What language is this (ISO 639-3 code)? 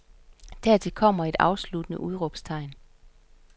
dan